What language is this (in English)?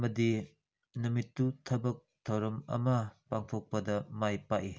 Manipuri